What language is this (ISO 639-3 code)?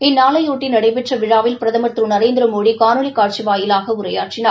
tam